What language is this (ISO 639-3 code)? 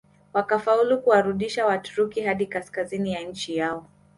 swa